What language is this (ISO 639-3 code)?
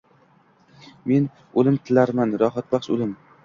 uzb